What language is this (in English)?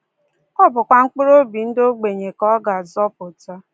Igbo